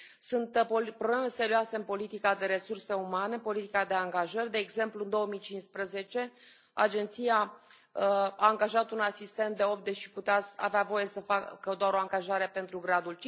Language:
Romanian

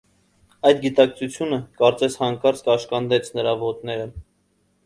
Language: Armenian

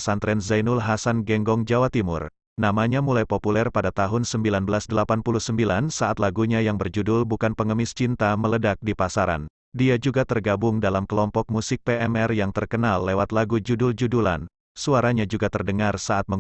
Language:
Indonesian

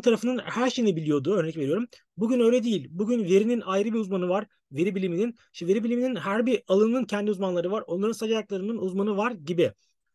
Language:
Turkish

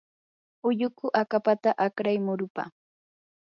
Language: Yanahuanca Pasco Quechua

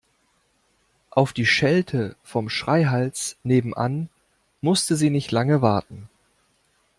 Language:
German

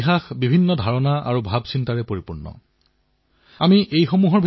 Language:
Assamese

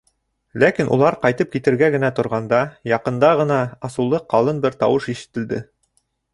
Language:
Bashkir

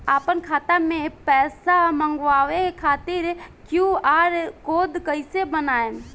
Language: Bhojpuri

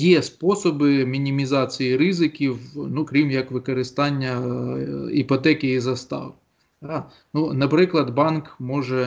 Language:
Ukrainian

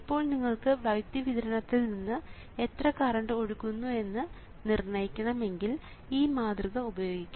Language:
Malayalam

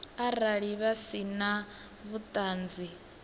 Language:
Venda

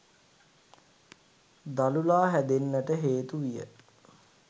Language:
Sinhala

